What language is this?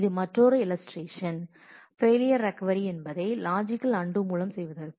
Tamil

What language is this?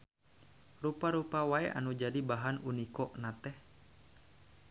Sundanese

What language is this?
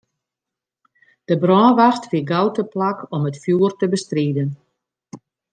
Western Frisian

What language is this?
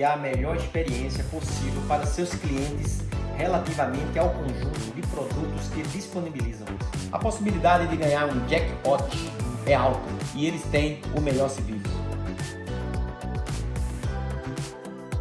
Indonesian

